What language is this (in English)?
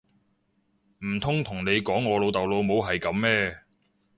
Cantonese